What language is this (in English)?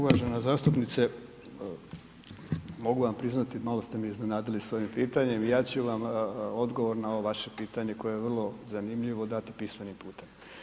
Croatian